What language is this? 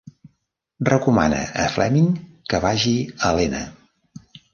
Catalan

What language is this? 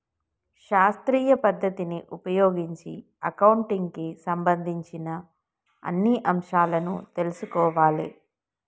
Telugu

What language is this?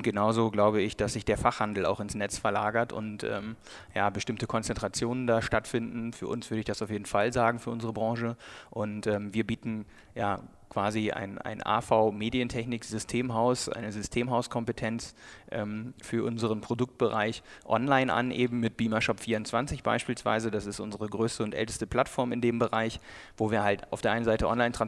German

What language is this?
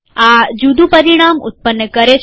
Gujarati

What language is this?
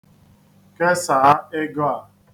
Igbo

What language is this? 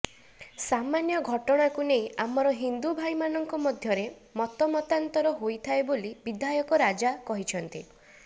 Odia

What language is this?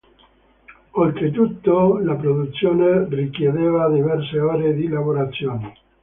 Italian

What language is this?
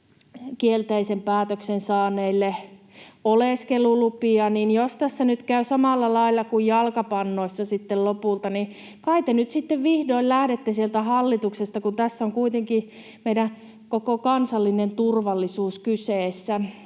Finnish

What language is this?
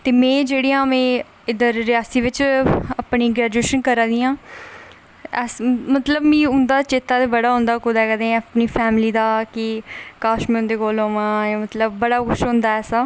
Dogri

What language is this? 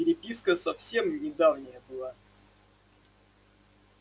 Russian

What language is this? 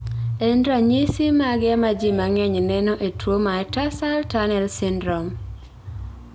Luo (Kenya and Tanzania)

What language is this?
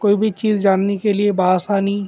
Urdu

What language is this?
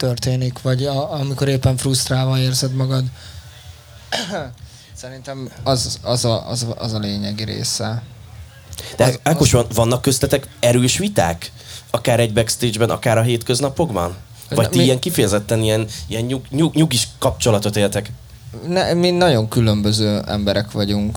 Hungarian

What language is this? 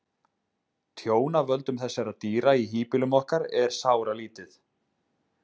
Icelandic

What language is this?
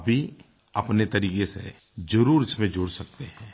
Hindi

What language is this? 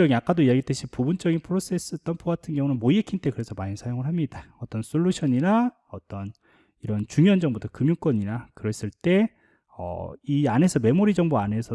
Korean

